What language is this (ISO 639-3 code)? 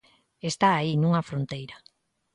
glg